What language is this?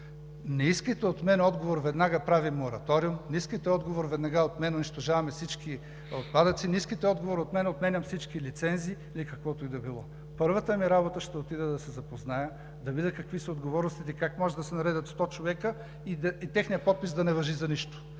Bulgarian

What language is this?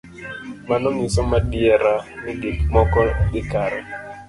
Luo (Kenya and Tanzania)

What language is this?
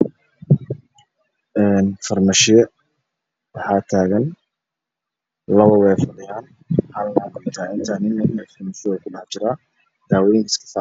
Somali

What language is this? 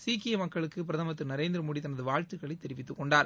Tamil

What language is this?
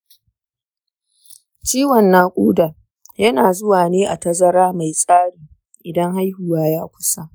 Hausa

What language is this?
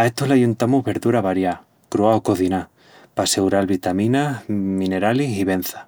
Extremaduran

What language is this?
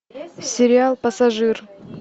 Russian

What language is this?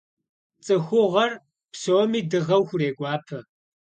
Kabardian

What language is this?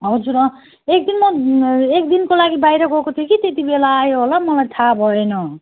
Nepali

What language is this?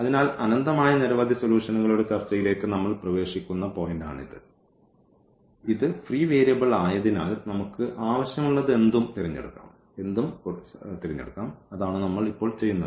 Malayalam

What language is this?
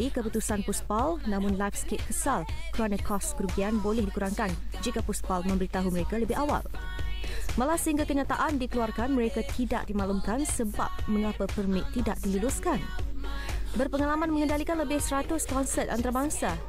Malay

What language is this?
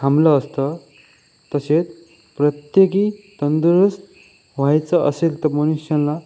Marathi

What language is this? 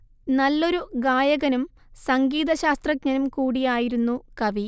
Malayalam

